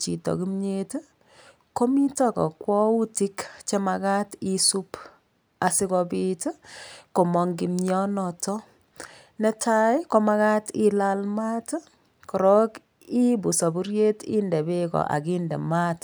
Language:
Kalenjin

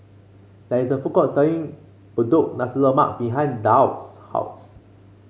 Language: English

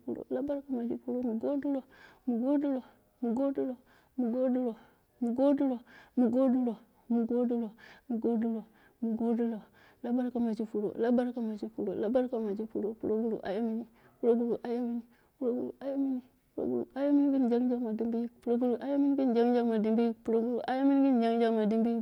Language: Dera (Nigeria)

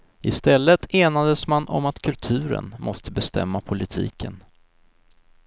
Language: Swedish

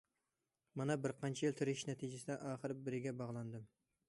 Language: Uyghur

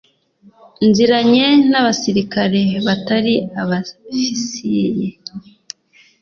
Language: Kinyarwanda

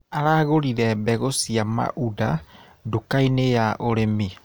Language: Kikuyu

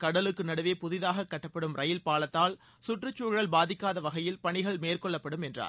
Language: Tamil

